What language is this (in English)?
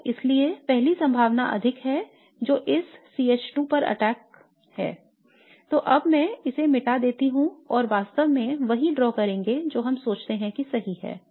Hindi